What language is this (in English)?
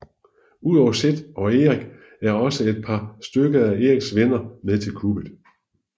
Danish